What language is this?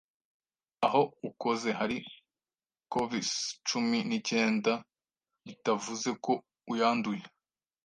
Kinyarwanda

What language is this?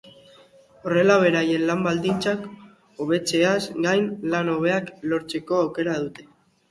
Basque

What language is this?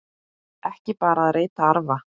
Icelandic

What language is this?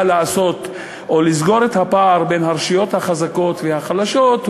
Hebrew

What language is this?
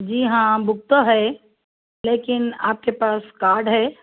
Urdu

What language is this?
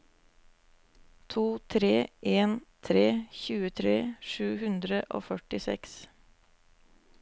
Norwegian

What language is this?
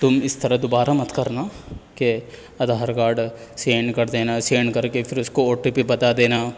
Urdu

